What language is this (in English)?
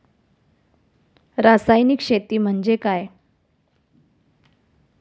Marathi